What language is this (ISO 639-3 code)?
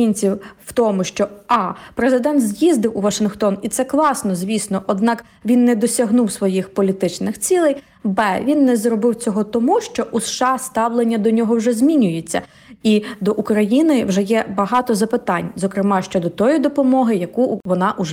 ukr